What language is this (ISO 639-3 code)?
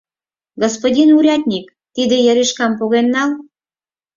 chm